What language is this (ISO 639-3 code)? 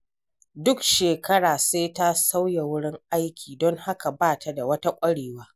hau